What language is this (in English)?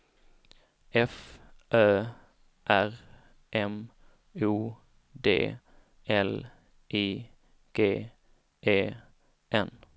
Swedish